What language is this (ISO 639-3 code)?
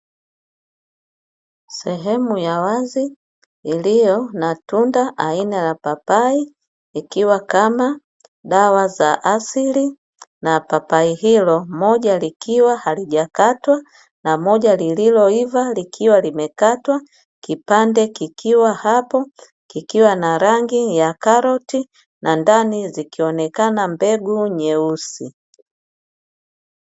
swa